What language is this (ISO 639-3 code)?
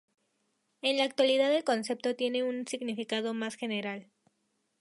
spa